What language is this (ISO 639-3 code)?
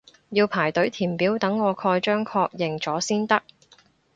yue